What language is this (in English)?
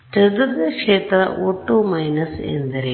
Kannada